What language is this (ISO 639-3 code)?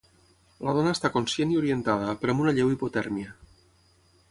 cat